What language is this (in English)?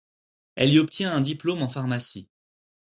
French